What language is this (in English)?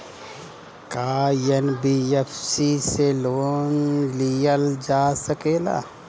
Bhojpuri